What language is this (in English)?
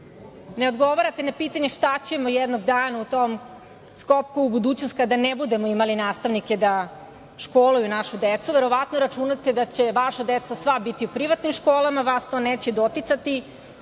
Serbian